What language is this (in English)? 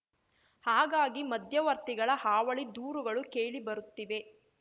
Kannada